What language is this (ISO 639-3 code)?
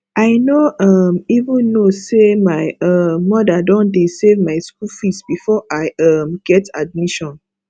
pcm